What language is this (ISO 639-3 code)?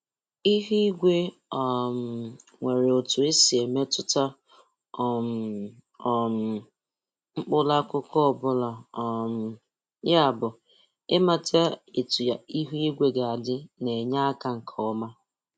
ibo